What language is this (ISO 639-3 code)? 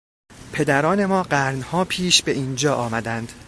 fas